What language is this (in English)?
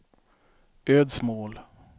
Swedish